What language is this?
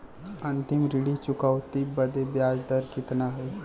Bhojpuri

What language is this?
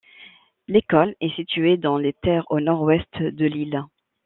French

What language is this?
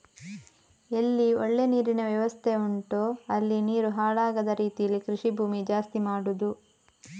Kannada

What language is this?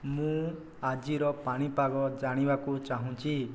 Odia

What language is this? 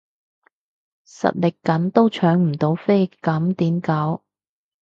Cantonese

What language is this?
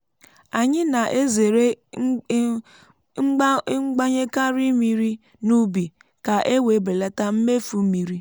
Igbo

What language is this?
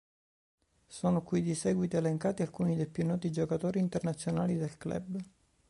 Italian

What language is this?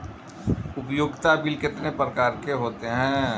Hindi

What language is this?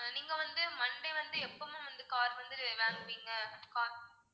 Tamil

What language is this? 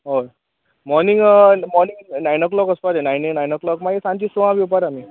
Konkani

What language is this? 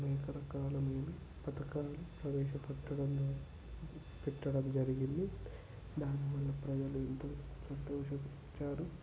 Telugu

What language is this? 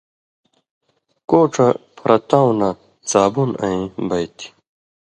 Indus Kohistani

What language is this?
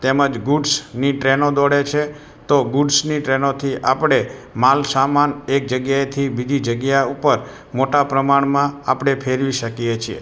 Gujarati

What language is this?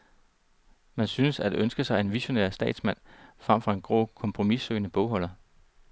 Danish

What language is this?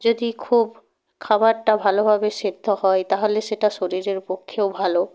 Bangla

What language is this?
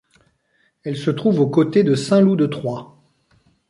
French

